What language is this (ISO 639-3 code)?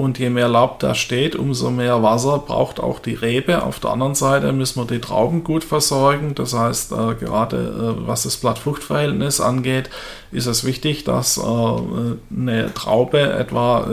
deu